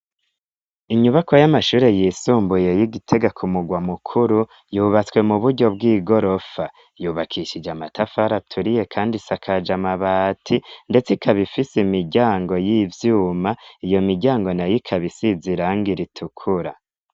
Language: Rundi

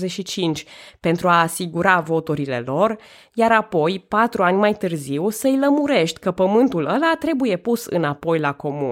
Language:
Romanian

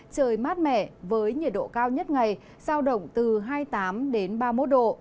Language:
Vietnamese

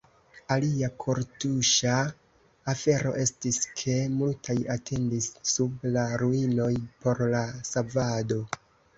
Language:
Esperanto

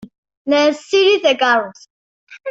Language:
Kabyle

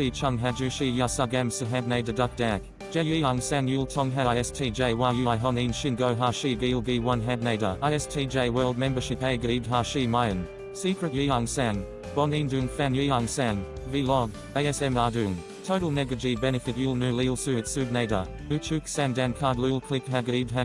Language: Korean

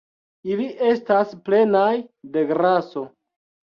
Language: Esperanto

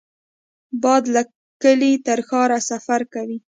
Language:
Pashto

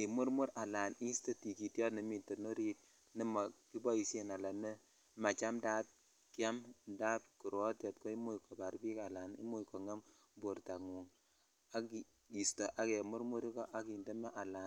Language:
Kalenjin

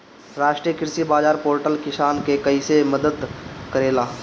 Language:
Bhojpuri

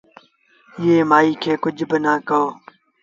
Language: Sindhi Bhil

